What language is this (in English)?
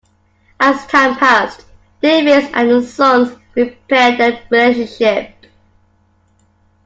English